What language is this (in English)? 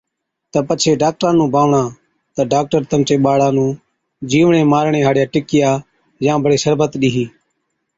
Od